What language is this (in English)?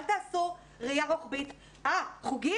Hebrew